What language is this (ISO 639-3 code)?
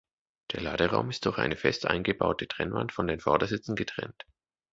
deu